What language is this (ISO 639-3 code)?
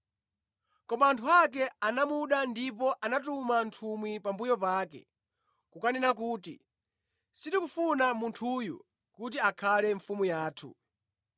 nya